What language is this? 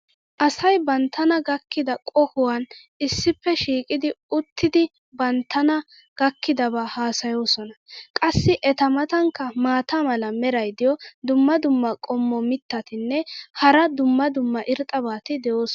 Wolaytta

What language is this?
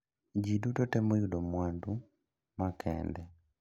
Luo (Kenya and Tanzania)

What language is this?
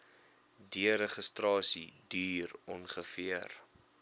Afrikaans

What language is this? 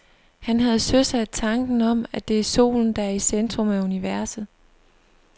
Danish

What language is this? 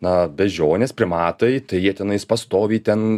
Lithuanian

